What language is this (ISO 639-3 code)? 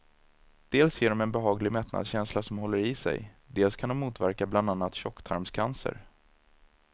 swe